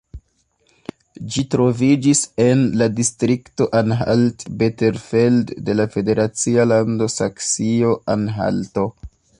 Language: Esperanto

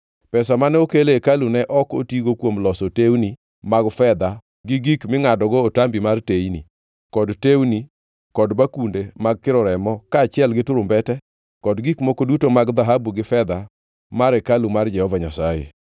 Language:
Luo (Kenya and Tanzania)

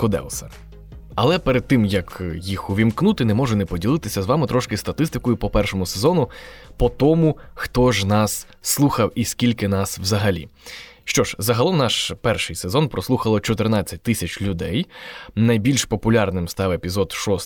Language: Ukrainian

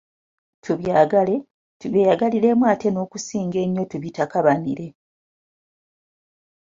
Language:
Ganda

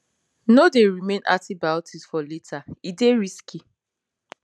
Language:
Nigerian Pidgin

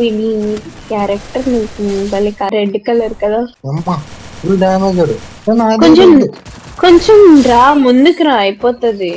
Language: Thai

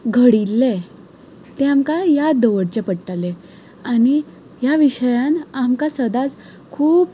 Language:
Konkani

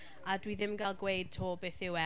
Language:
Welsh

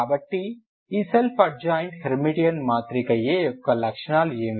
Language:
Telugu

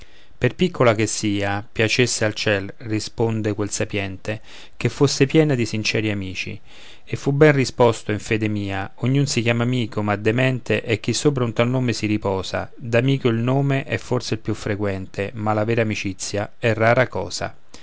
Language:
Italian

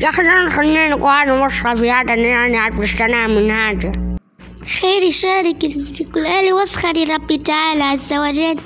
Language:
Arabic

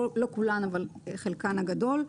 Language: Hebrew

